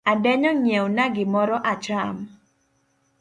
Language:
Luo (Kenya and Tanzania)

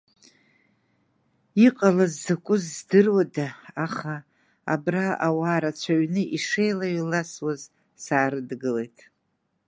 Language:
Abkhazian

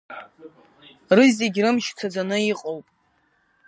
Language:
Abkhazian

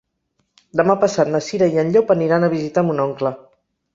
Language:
Catalan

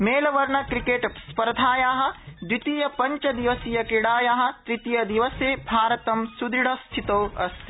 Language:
Sanskrit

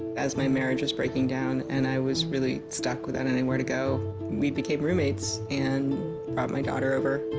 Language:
English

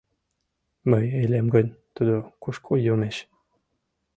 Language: Mari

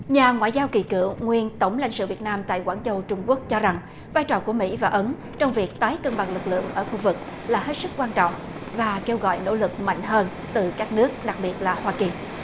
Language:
Vietnamese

